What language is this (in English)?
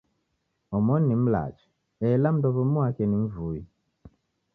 Taita